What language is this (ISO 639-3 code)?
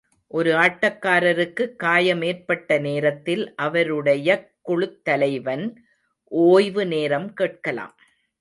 tam